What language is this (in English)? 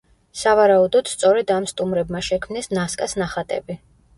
Georgian